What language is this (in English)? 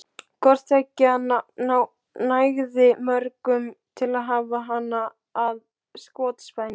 Icelandic